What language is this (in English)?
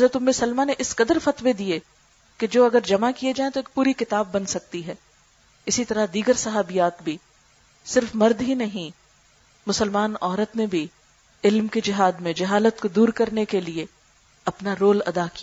Urdu